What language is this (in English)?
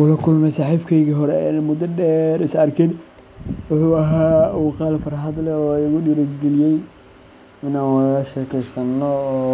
Somali